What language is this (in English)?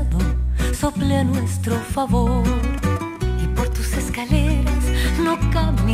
Spanish